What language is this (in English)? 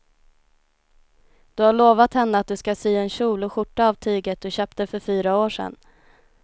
Swedish